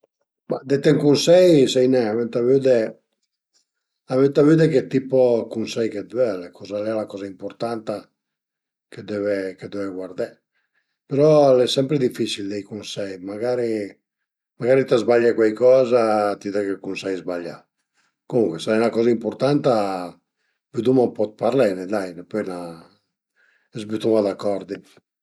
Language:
Piedmontese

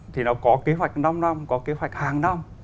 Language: Vietnamese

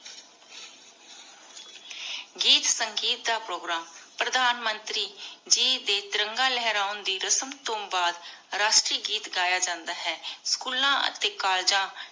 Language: Punjabi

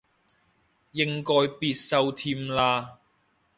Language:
Cantonese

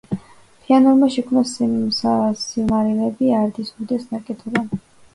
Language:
Georgian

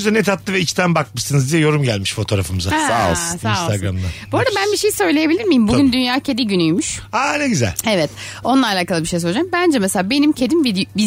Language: Turkish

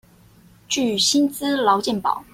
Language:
Chinese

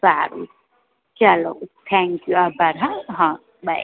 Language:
Gujarati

